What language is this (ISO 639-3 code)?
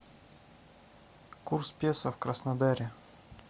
rus